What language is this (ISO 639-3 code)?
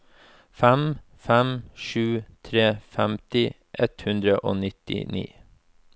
nor